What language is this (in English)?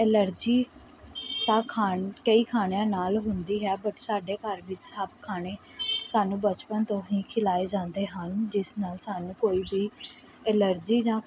Punjabi